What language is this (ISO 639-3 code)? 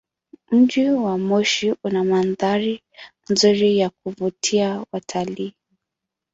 swa